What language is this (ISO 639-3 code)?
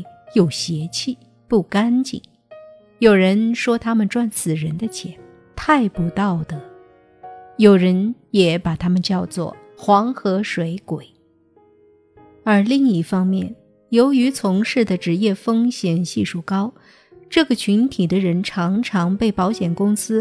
zho